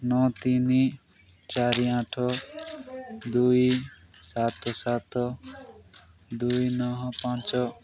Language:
Odia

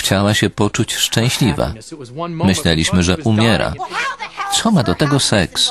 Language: Polish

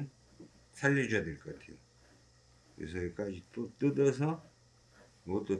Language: Korean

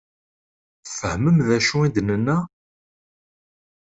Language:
Kabyle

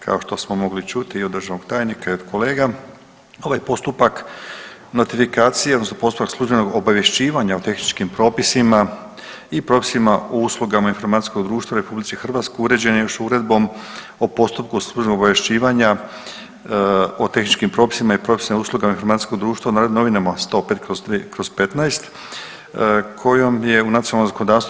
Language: Croatian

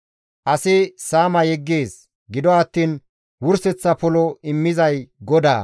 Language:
Gamo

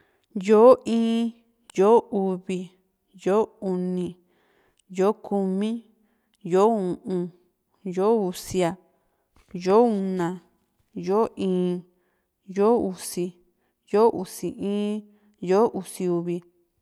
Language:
Juxtlahuaca Mixtec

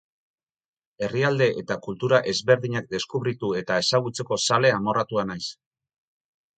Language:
Basque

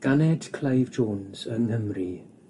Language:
Welsh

